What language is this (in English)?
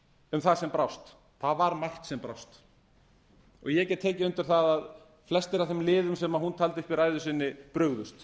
Icelandic